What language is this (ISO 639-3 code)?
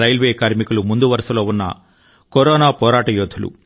tel